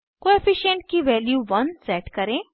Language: Hindi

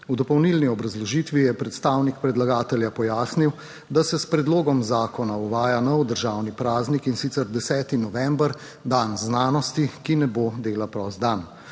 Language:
Slovenian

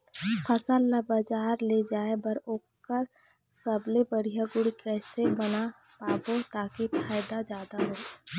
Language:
Chhattisgarhi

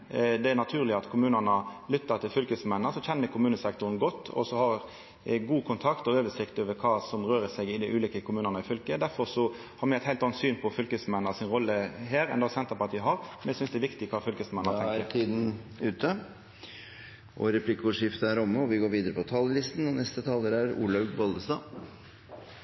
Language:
Norwegian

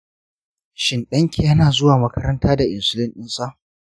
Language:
Hausa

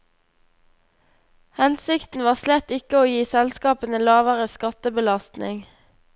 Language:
Norwegian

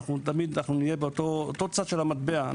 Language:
Hebrew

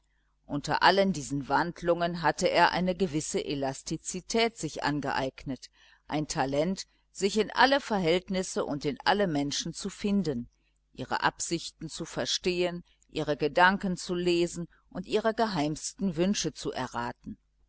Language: German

